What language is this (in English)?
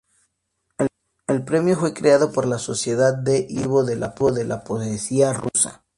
Spanish